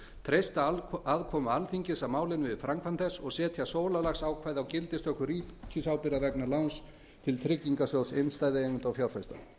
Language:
Icelandic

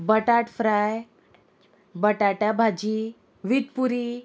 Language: Konkani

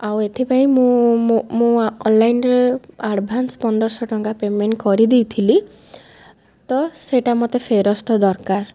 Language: Odia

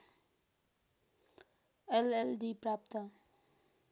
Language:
Nepali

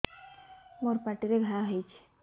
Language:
Odia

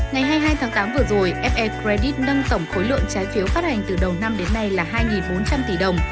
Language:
Vietnamese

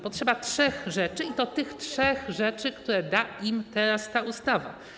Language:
Polish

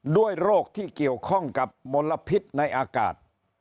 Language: Thai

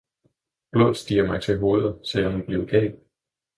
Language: Danish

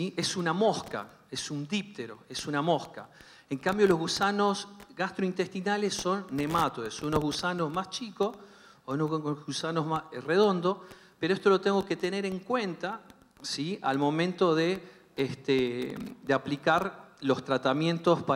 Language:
Spanish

